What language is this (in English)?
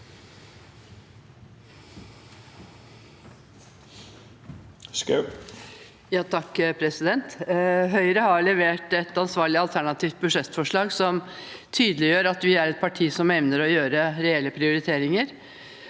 Norwegian